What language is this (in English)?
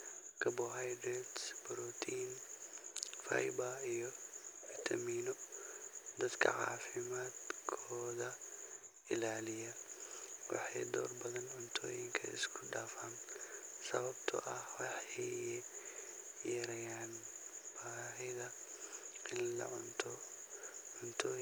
Somali